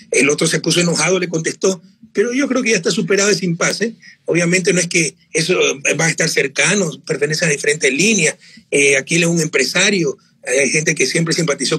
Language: Spanish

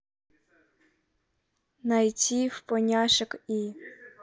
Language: Russian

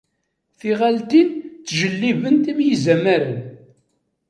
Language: Kabyle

